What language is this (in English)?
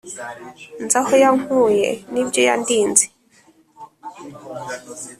Kinyarwanda